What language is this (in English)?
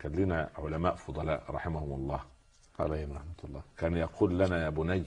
Arabic